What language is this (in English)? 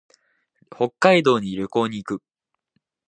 Japanese